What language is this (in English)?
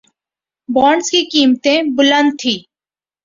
Urdu